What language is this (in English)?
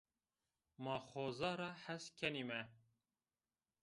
Zaza